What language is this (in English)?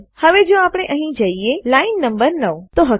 Gujarati